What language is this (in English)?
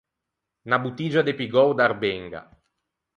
Ligurian